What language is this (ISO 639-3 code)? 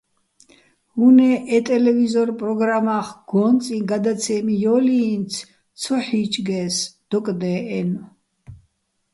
bbl